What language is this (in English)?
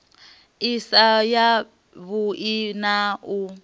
Venda